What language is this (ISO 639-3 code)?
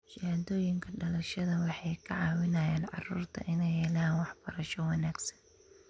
som